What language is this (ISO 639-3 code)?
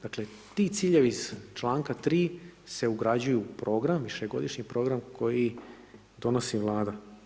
hrv